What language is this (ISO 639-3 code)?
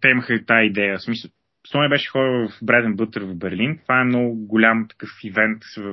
bul